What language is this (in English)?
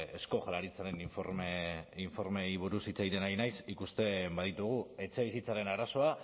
Basque